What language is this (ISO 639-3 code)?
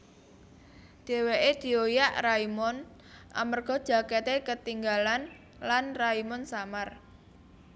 jav